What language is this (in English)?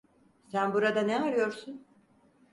Turkish